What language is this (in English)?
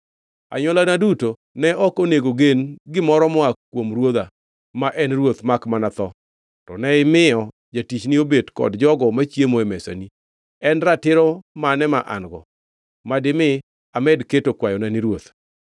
Luo (Kenya and Tanzania)